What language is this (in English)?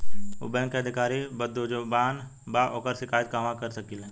Bhojpuri